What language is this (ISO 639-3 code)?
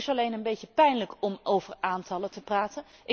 nld